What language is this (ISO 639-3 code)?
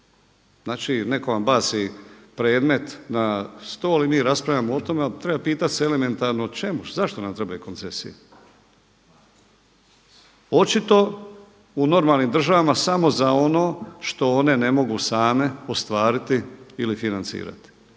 hrv